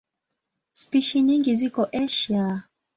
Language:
Swahili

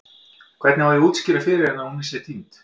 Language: Icelandic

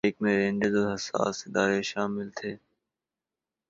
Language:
Urdu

